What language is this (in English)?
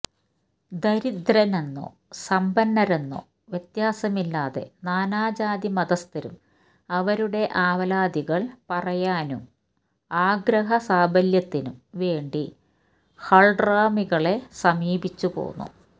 Malayalam